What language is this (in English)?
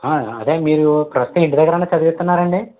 Telugu